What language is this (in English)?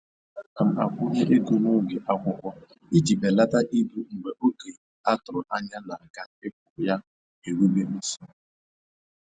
Igbo